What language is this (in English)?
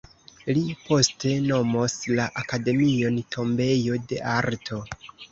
Esperanto